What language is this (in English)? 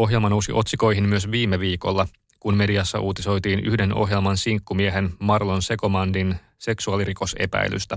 Finnish